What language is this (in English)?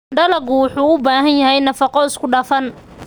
Somali